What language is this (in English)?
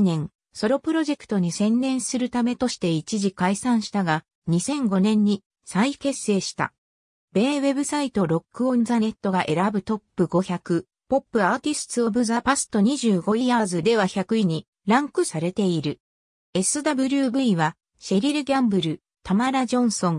Japanese